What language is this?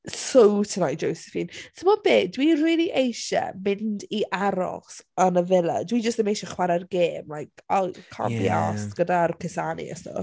Welsh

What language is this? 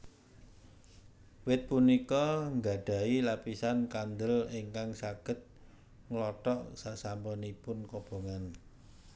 Javanese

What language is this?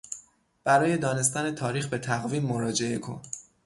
Persian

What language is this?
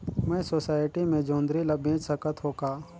Chhattisgarhi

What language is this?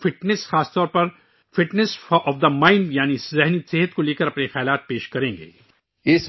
Urdu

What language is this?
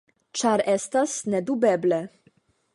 Esperanto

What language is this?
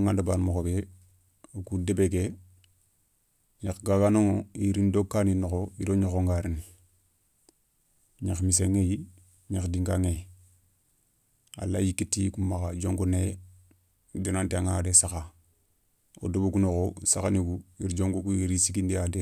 Soninke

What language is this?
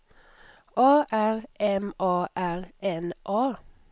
Swedish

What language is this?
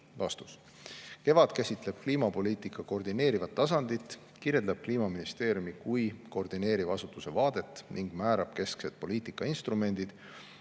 Estonian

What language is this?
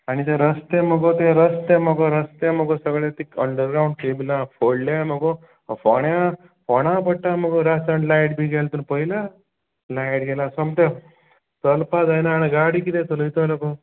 Konkani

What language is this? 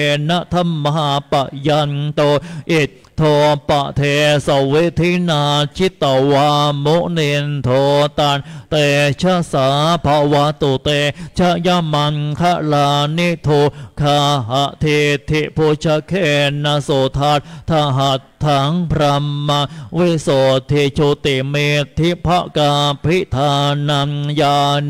Thai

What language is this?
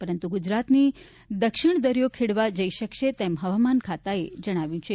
Gujarati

